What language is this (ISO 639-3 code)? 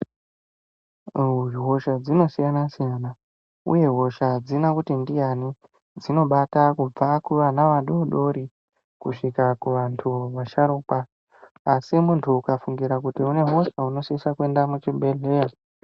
ndc